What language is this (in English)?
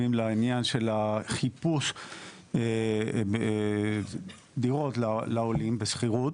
Hebrew